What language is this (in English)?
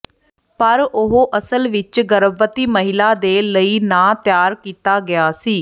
Punjabi